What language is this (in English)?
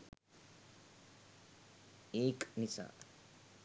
Sinhala